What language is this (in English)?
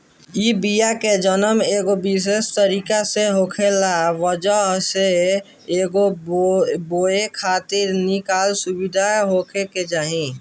Bhojpuri